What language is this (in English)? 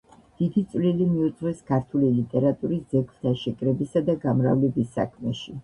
Georgian